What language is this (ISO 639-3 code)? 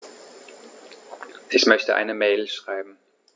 deu